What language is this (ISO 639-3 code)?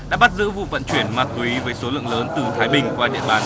vie